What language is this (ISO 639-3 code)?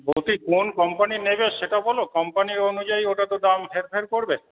ben